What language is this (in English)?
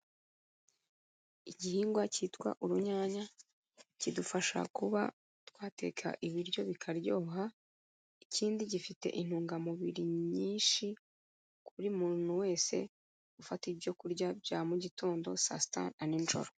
Kinyarwanda